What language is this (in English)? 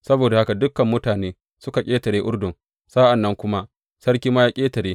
Hausa